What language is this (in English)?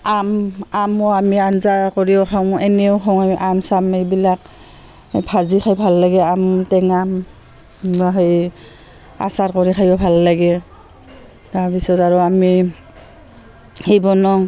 Assamese